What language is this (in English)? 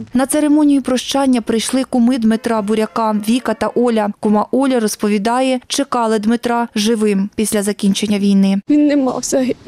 Ukrainian